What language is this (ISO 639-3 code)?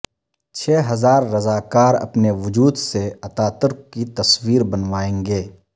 urd